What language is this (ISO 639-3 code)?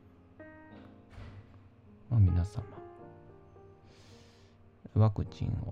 jpn